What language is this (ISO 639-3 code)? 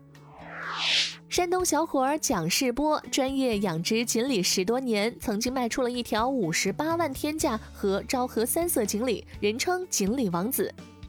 zho